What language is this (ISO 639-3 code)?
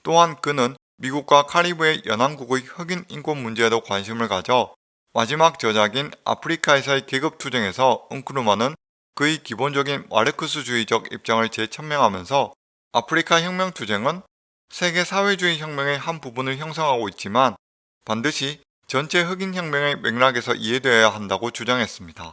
kor